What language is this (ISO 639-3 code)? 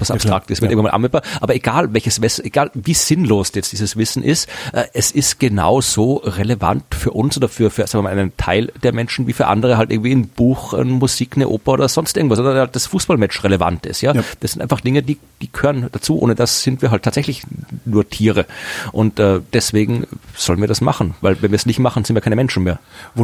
deu